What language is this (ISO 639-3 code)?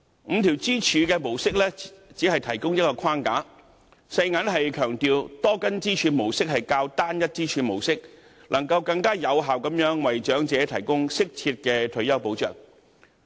yue